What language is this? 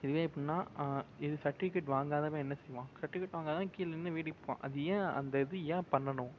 Tamil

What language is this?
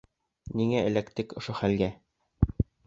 Bashkir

